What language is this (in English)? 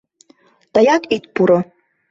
Mari